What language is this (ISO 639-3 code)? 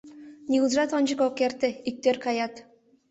chm